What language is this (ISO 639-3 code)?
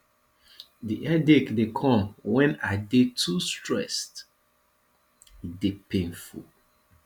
pcm